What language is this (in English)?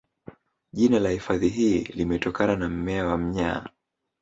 Swahili